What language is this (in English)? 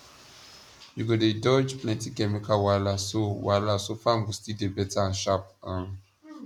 Nigerian Pidgin